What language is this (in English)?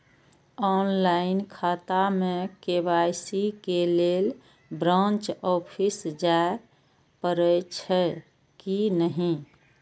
Maithili